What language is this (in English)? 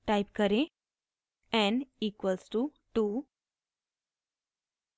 Hindi